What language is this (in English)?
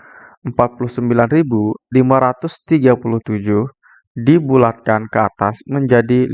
Indonesian